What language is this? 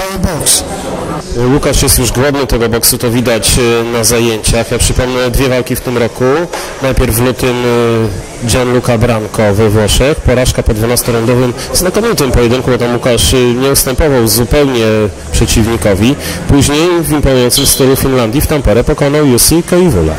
Polish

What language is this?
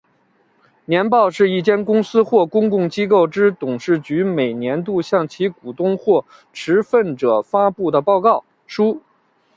Chinese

